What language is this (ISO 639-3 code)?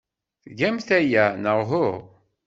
kab